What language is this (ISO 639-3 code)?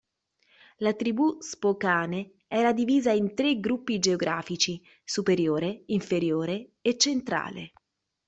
ita